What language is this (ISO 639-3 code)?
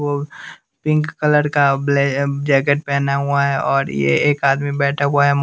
hin